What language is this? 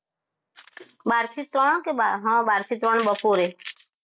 Gujarati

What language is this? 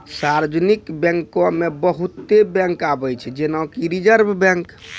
Maithili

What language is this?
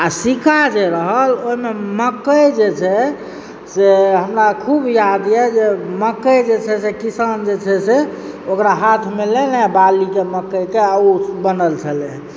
Maithili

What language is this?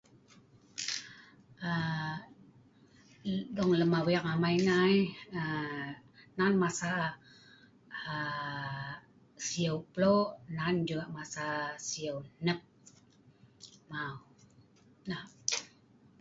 Sa'ban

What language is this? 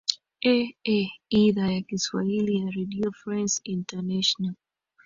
Swahili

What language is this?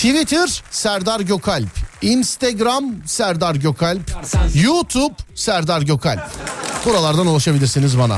Turkish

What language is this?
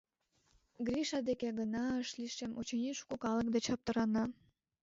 Mari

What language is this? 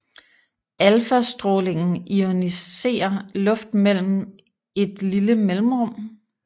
Danish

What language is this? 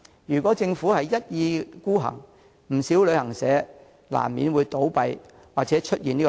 Cantonese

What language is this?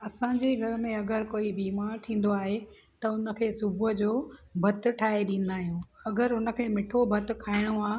Sindhi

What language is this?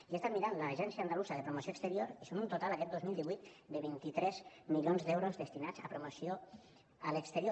Catalan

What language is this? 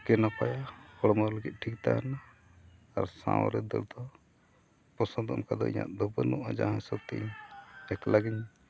Santali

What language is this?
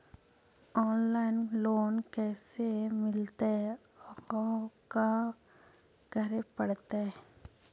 Magahi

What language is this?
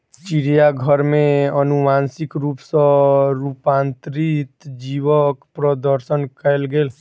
Maithili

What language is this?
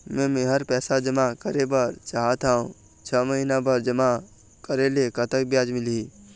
Chhattisgarhi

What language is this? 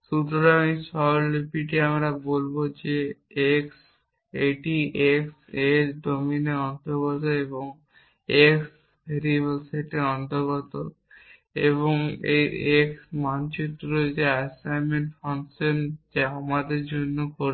Bangla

